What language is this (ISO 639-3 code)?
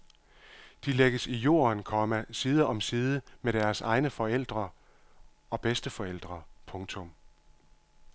dan